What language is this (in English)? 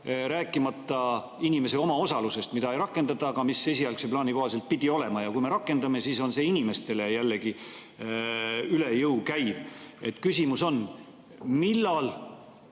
Estonian